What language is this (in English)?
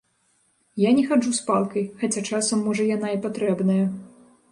Belarusian